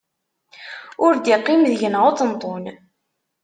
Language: Kabyle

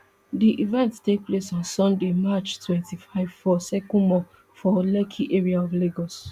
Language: Nigerian Pidgin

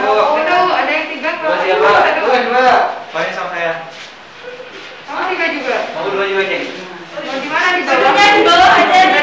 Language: Indonesian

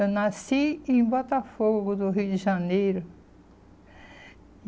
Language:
Portuguese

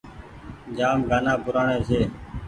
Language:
Goaria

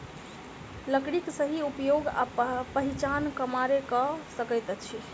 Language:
Maithili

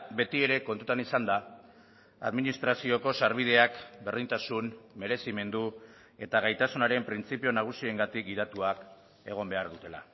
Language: Basque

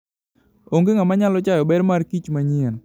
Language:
Luo (Kenya and Tanzania)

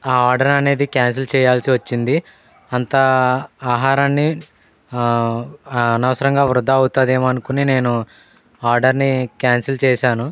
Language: Telugu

